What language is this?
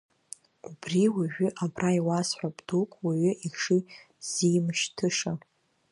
Abkhazian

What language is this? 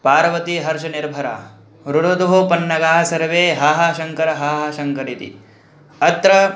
Sanskrit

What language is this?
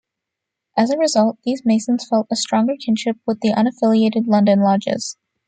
English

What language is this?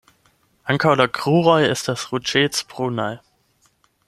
Esperanto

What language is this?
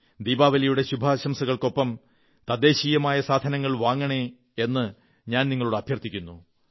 Malayalam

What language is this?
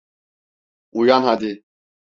Turkish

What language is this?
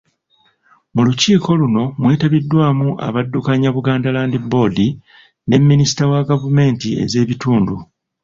Ganda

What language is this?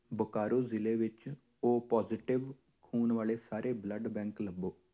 Punjabi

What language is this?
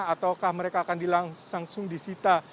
Indonesian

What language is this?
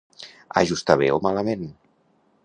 Catalan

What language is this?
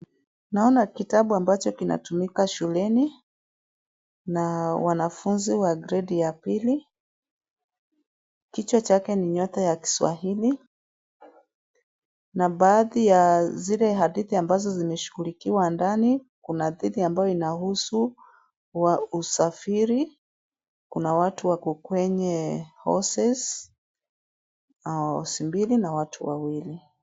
Swahili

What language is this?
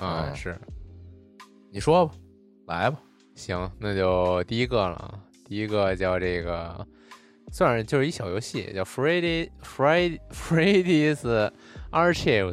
Chinese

